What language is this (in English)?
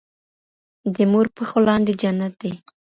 Pashto